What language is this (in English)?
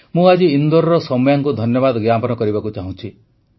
Odia